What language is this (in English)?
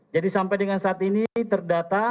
Indonesian